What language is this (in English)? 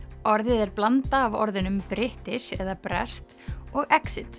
Icelandic